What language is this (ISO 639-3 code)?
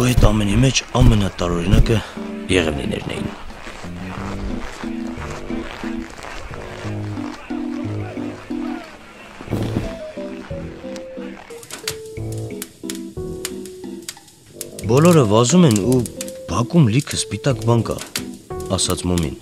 ron